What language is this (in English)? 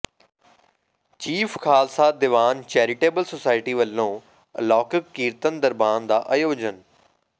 Punjabi